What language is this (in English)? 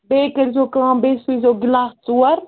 Kashmiri